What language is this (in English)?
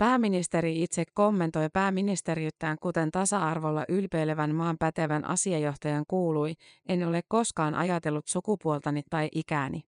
Finnish